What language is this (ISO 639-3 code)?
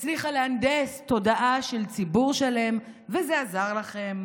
heb